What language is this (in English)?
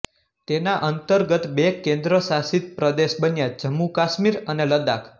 Gujarati